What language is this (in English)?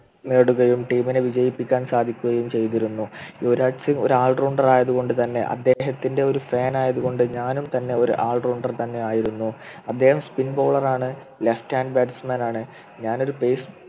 Malayalam